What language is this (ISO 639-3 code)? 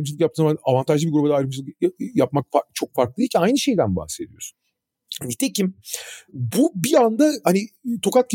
tur